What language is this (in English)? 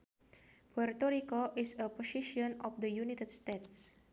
Sundanese